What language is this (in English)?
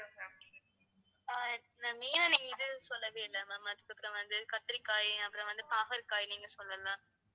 Tamil